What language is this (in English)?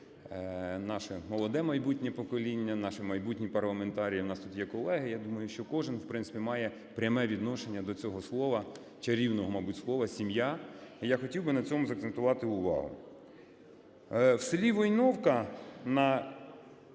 Ukrainian